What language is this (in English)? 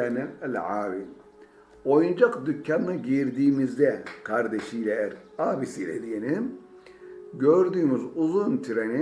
Turkish